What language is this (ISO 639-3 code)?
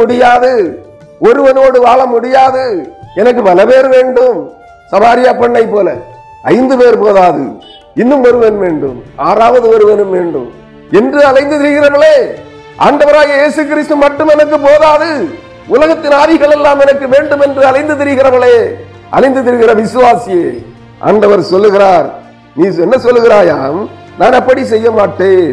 tam